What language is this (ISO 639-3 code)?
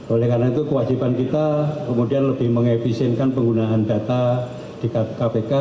ind